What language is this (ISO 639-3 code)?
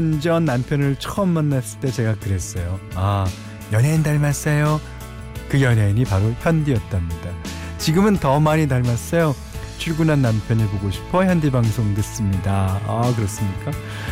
kor